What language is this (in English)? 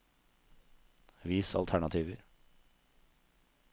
Norwegian